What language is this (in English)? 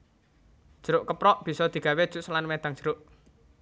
Javanese